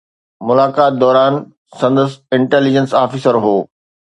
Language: Sindhi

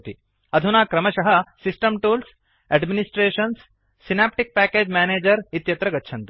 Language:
Sanskrit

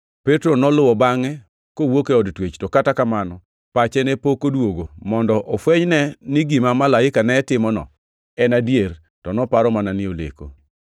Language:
Luo (Kenya and Tanzania)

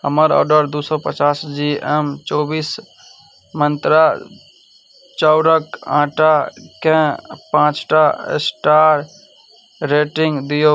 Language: Maithili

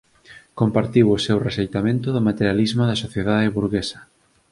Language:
Galician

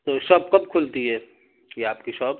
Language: Urdu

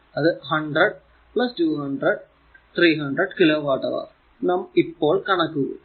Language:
Malayalam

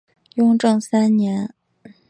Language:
Chinese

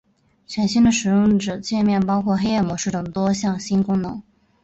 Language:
Chinese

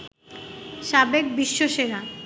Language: Bangla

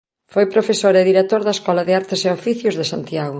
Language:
Galician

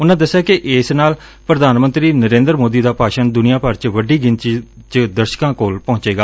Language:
Punjabi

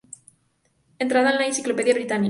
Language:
Spanish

